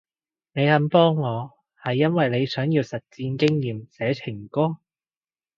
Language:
Cantonese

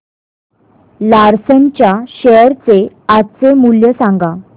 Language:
Marathi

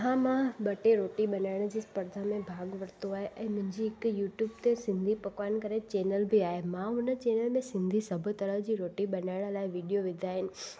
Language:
Sindhi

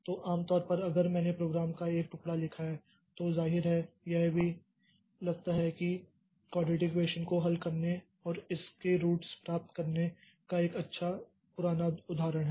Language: Hindi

